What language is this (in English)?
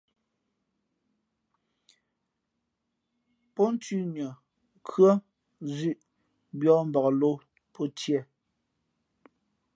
Fe'fe'